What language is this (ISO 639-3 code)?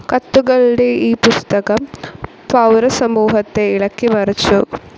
mal